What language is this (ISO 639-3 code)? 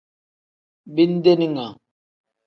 kdh